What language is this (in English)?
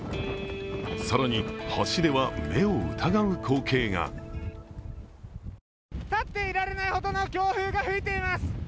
Japanese